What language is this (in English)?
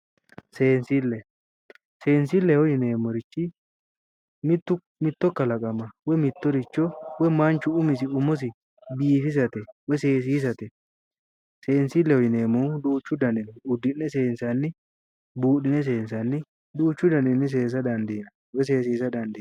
Sidamo